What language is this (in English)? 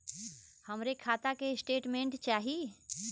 Bhojpuri